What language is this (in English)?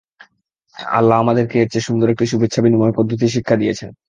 Bangla